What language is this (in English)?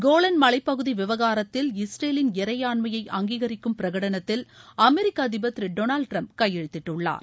Tamil